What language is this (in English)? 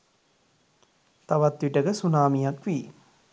Sinhala